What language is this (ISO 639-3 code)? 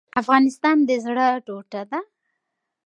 pus